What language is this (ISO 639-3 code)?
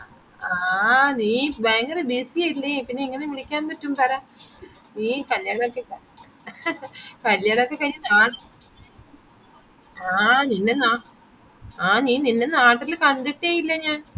mal